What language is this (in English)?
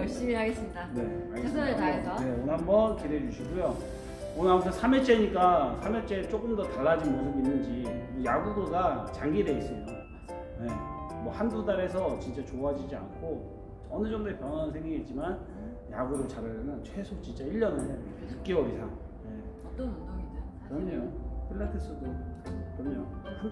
Korean